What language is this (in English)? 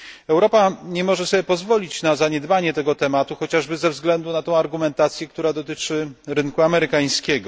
Polish